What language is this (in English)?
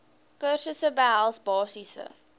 Afrikaans